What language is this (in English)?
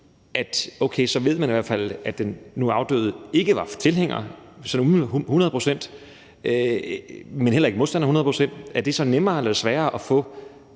Danish